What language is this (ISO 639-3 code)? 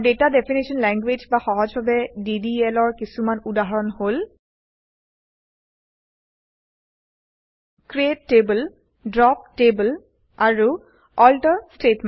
asm